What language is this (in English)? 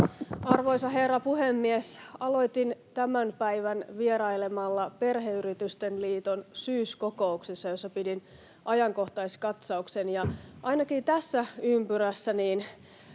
Finnish